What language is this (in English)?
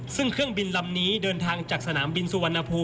Thai